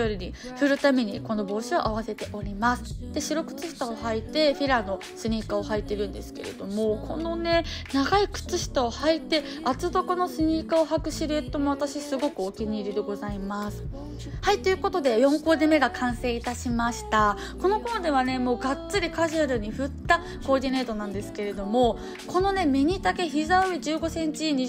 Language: Japanese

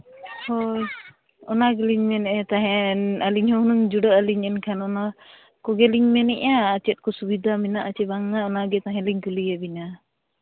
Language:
Santali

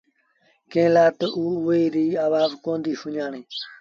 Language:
Sindhi Bhil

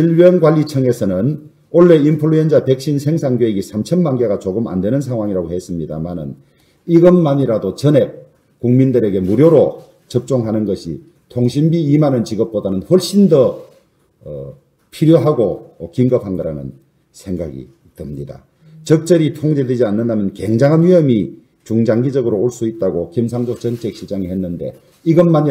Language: Korean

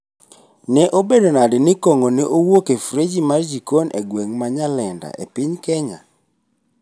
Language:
Luo (Kenya and Tanzania)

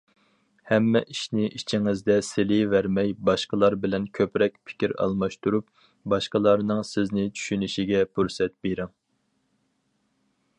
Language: Uyghur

